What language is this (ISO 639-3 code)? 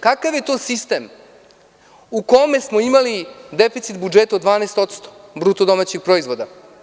srp